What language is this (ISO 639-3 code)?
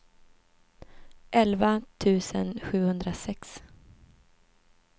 swe